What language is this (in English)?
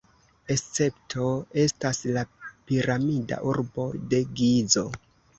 Esperanto